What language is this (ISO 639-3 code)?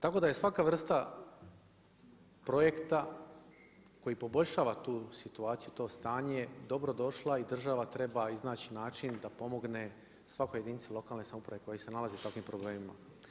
hrv